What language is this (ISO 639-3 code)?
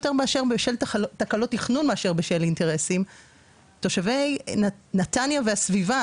heb